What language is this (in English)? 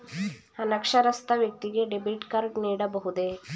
Kannada